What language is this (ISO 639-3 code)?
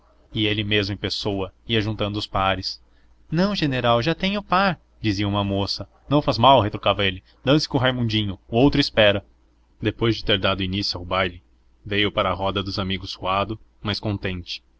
por